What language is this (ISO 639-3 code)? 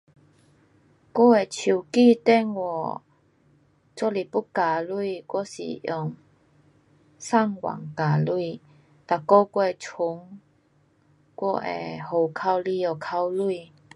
cpx